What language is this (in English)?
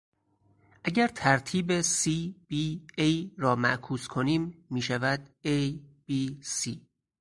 Persian